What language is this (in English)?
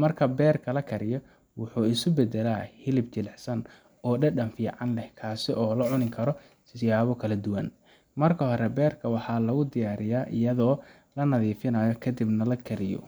Somali